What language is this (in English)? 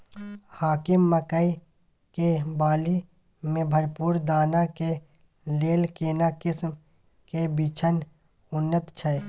Maithili